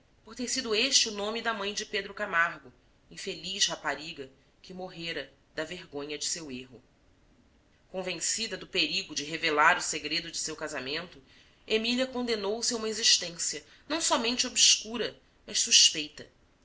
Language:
Portuguese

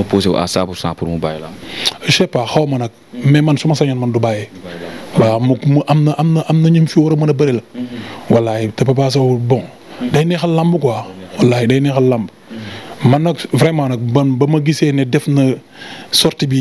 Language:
French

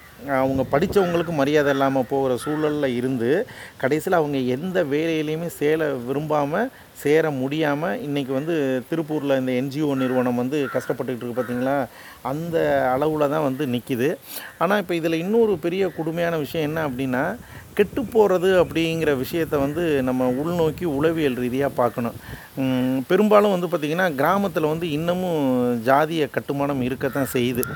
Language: Tamil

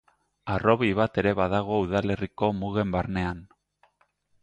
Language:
Basque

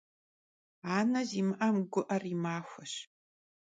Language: Kabardian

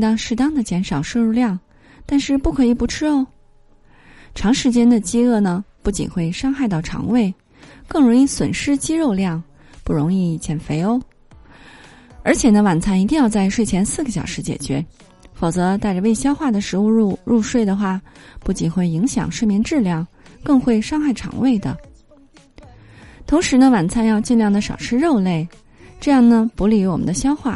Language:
Chinese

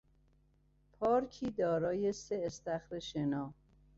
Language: Persian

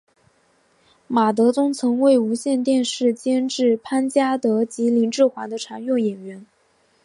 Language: Chinese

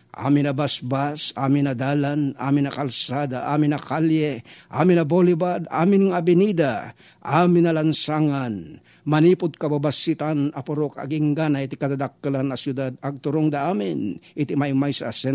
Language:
Filipino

